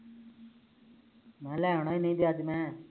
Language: Punjabi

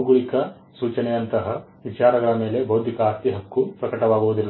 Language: Kannada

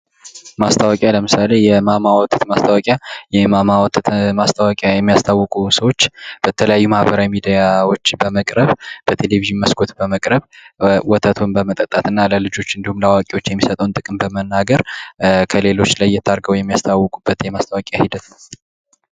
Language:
Amharic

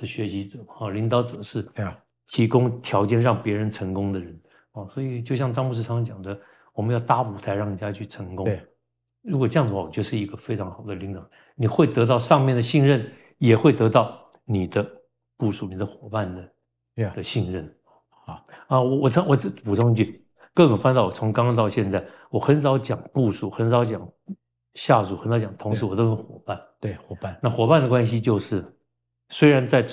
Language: Chinese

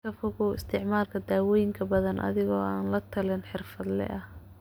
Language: Somali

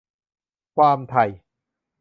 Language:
Thai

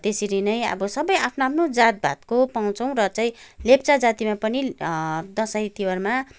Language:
Nepali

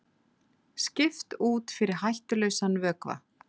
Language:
Icelandic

